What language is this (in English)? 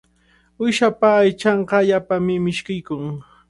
Cajatambo North Lima Quechua